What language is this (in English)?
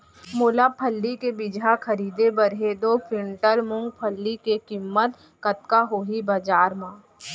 Chhattisgarhi